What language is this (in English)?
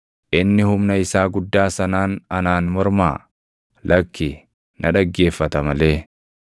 Oromo